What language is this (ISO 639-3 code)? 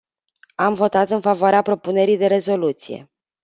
ron